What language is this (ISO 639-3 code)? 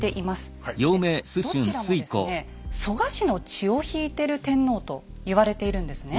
jpn